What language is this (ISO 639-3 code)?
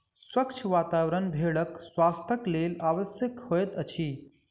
mai